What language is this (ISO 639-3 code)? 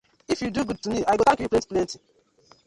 pcm